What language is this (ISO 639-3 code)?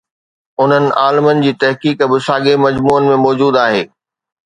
snd